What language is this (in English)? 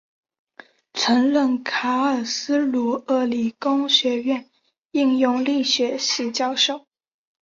Chinese